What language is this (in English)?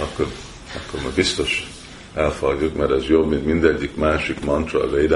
Hungarian